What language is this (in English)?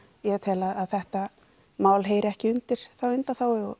Icelandic